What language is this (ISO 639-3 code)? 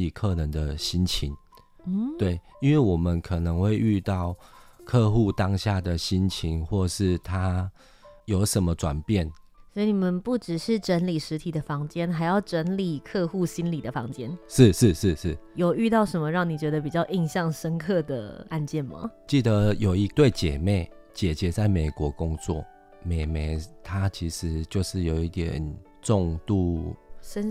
zho